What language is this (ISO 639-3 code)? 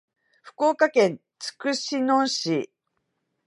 jpn